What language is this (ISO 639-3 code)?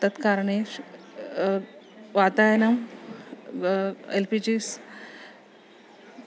san